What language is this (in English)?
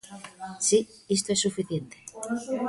Galician